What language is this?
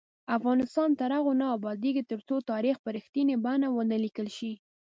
Pashto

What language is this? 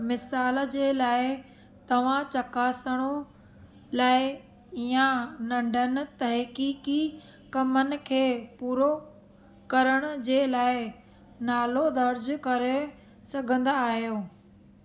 Sindhi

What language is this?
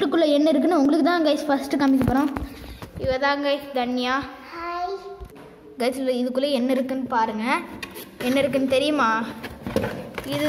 Romanian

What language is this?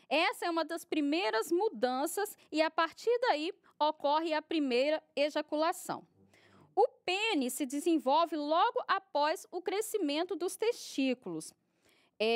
Portuguese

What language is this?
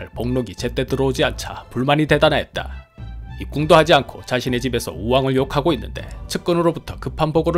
Korean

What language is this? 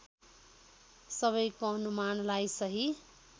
Nepali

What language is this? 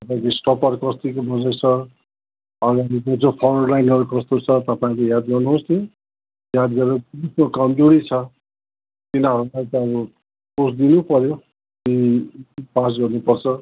Nepali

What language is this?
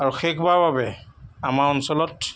Assamese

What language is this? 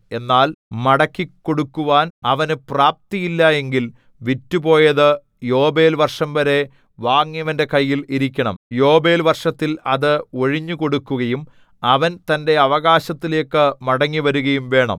Malayalam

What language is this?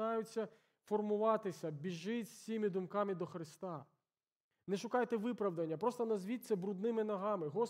Ukrainian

